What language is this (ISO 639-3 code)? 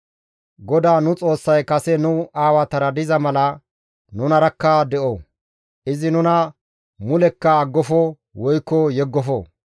gmv